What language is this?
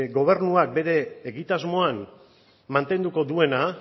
Basque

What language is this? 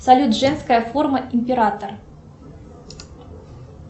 Russian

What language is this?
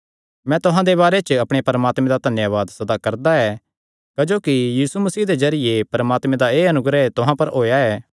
Kangri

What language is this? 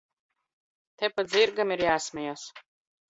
Latvian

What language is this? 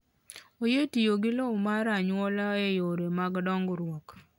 Luo (Kenya and Tanzania)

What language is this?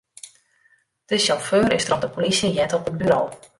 Western Frisian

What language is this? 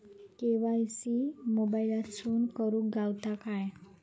Marathi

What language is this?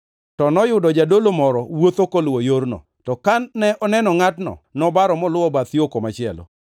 Luo (Kenya and Tanzania)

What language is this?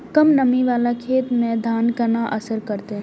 Maithili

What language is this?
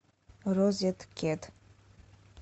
Russian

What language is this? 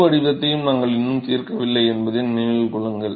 Tamil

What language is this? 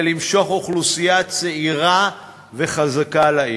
Hebrew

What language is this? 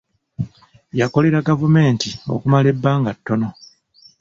Ganda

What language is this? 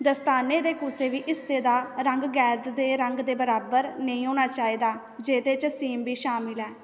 Dogri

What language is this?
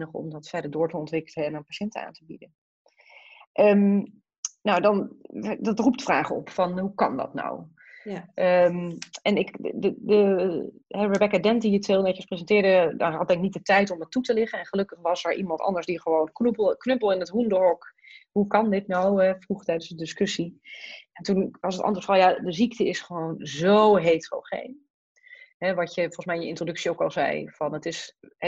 Dutch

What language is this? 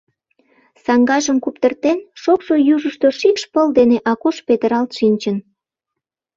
Mari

